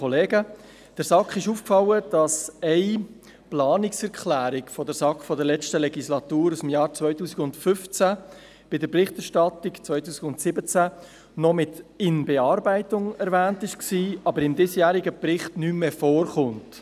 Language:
Swiss German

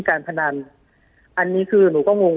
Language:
Thai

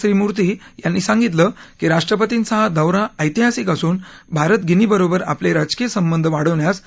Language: Marathi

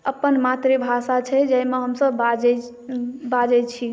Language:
Maithili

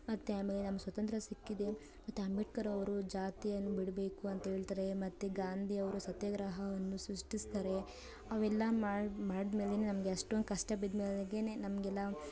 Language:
Kannada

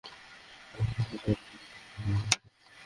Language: Bangla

